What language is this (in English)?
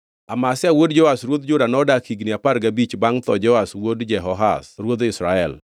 Luo (Kenya and Tanzania)